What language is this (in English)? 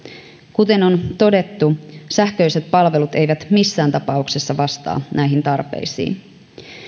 Finnish